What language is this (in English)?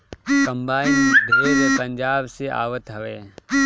Bhojpuri